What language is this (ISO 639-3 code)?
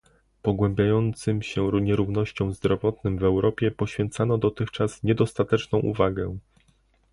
pol